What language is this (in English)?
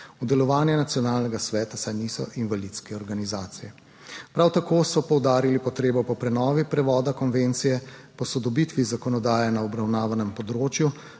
Slovenian